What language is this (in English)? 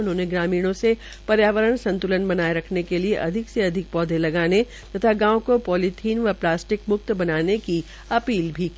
Hindi